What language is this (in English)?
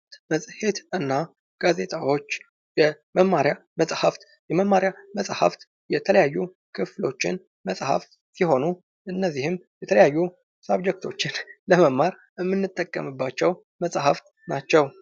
Amharic